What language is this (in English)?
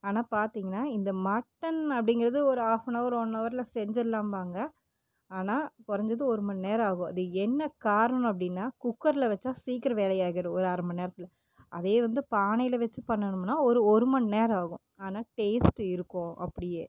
Tamil